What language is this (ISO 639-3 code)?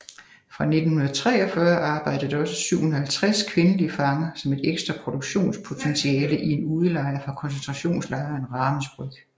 dan